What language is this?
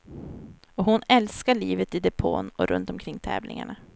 Swedish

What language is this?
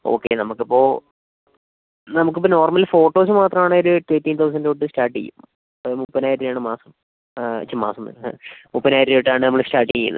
Malayalam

